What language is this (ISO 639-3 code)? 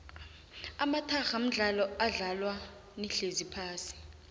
nbl